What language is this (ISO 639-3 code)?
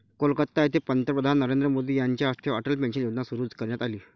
mar